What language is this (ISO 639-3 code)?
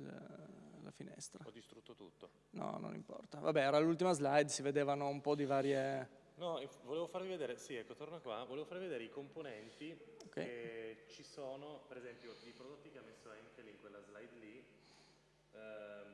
ita